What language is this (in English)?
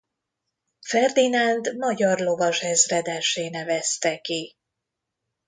Hungarian